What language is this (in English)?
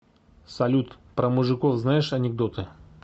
Russian